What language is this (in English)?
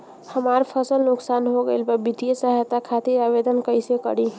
Bhojpuri